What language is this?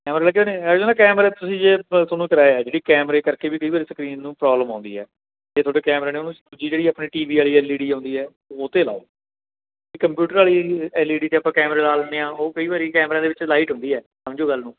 Punjabi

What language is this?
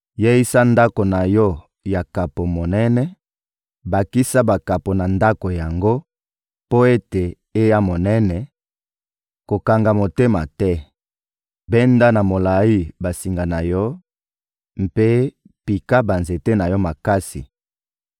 Lingala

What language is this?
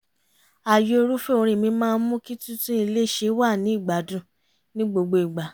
Yoruba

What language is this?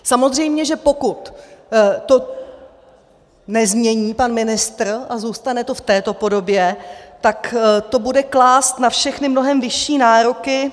Czech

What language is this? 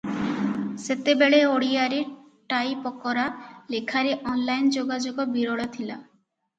Odia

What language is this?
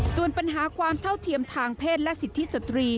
Thai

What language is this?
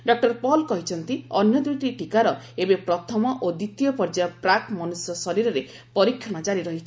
Odia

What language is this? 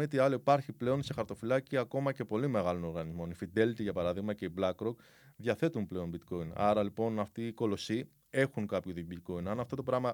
Greek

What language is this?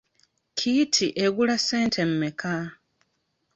Ganda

